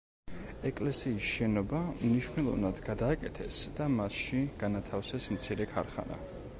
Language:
Georgian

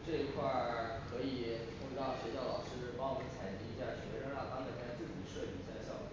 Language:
Chinese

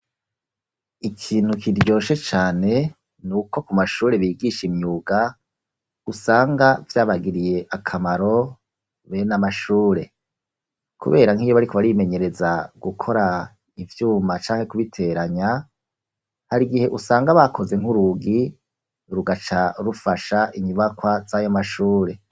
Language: Rundi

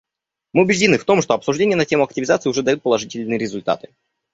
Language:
Russian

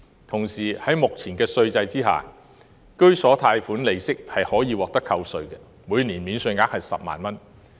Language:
Cantonese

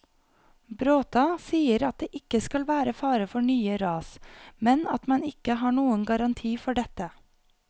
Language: Norwegian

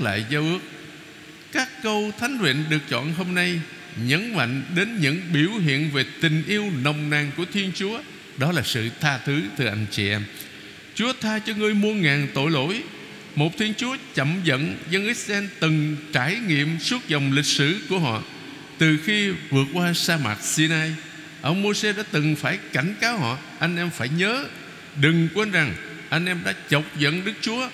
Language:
Vietnamese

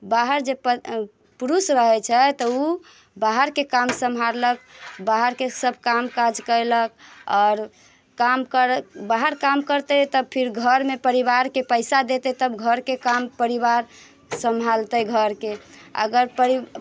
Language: Maithili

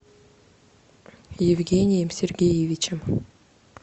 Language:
Russian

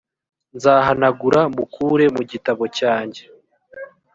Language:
Kinyarwanda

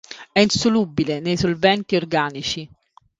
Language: Italian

